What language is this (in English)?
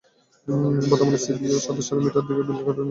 Bangla